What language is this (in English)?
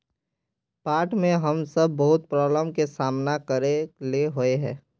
Magahi